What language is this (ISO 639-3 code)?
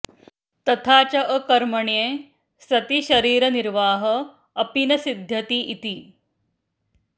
san